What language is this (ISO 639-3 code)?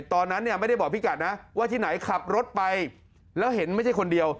tha